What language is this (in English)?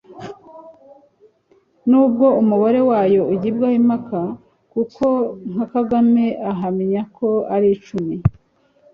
Kinyarwanda